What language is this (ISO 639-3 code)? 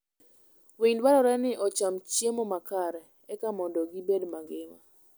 luo